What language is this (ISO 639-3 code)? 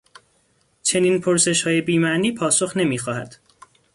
fas